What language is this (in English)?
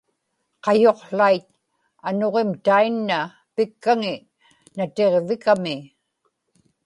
Inupiaq